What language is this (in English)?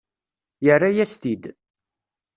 Kabyle